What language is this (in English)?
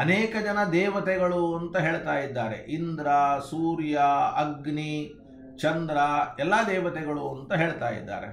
Kannada